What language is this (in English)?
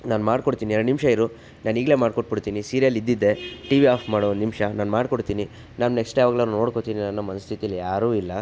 Kannada